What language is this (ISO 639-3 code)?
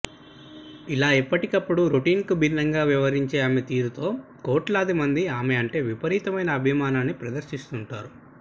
tel